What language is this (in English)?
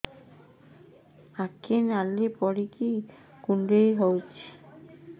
Odia